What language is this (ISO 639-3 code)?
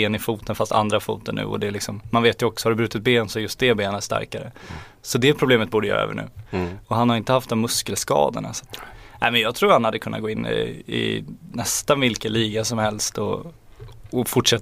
swe